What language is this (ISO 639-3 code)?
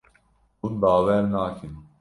kur